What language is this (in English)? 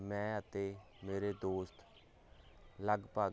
Punjabi